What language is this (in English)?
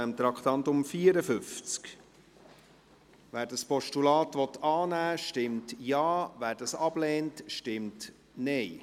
Swiss German